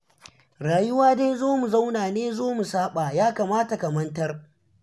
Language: Hausa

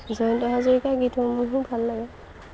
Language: Assamese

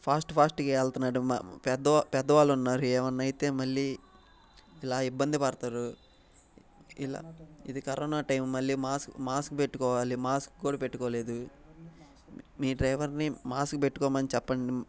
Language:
Telugu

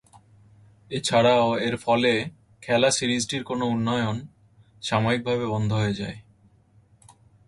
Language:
Bangla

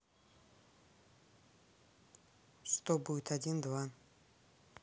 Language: Russian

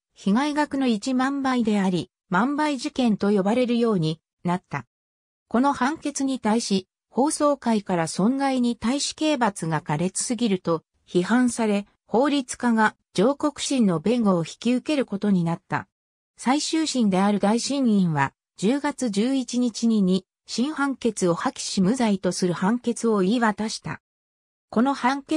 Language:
Japanese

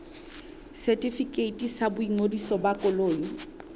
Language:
Southern Sotho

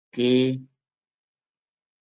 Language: Gujari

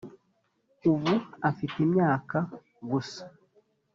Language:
Kinyarwanda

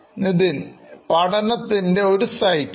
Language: Malayalam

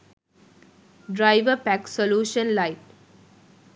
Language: Sinhala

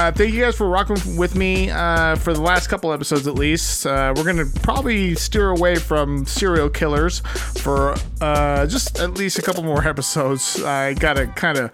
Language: English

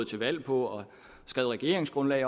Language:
Danish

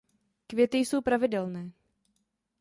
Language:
Czech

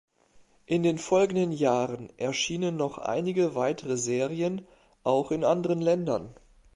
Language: German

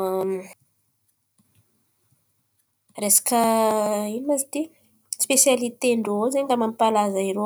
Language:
Antankarana Malagasy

